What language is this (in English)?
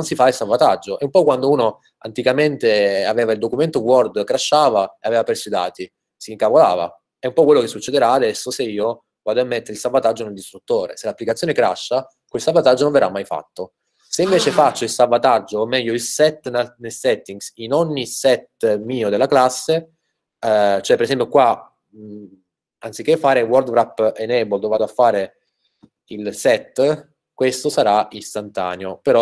Italian